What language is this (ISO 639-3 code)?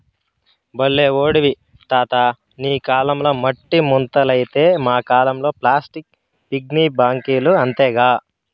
tel